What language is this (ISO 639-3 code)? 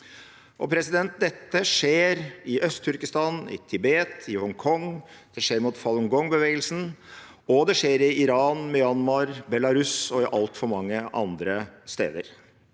nor